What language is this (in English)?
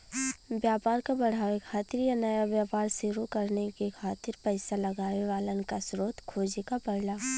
Bhojpuri